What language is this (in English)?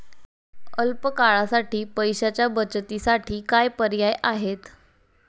Marathi